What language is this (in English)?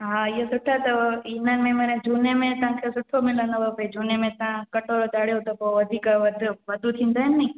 Sindhi